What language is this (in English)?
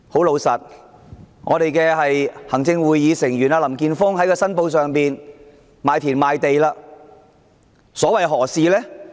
Cantonese